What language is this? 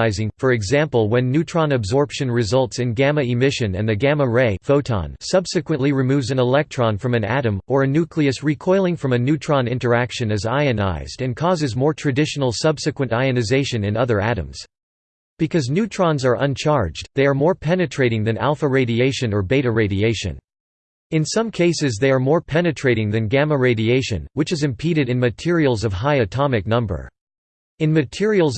English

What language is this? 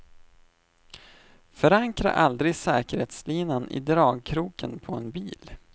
Swedish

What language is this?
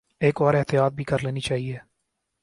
Urdu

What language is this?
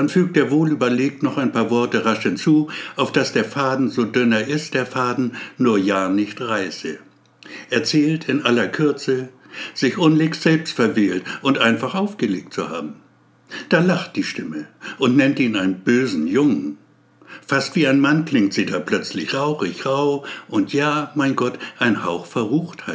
German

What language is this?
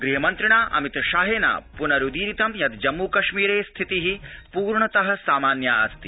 Sanskrit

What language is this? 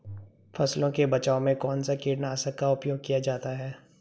Hindi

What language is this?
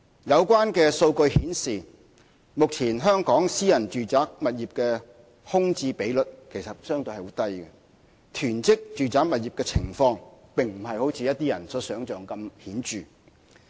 Cantonese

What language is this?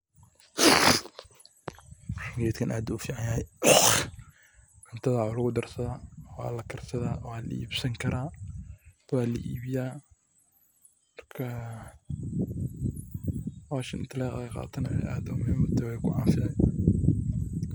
Somali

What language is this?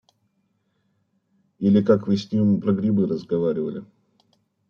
Russian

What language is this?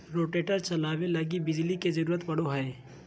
Magahi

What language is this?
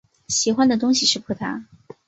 Chinese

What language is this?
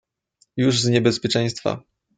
Polish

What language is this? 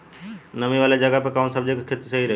Bhojpuri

